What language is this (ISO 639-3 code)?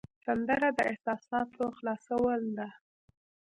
pus